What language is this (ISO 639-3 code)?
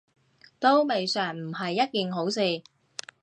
yue